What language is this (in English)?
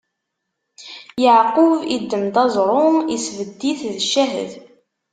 Kabyle